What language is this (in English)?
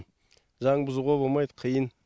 Kazakh